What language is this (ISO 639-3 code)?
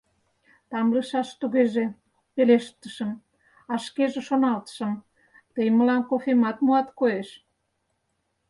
chm